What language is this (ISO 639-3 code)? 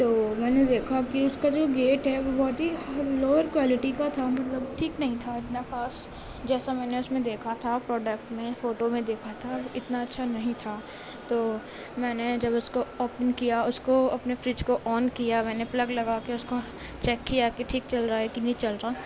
urd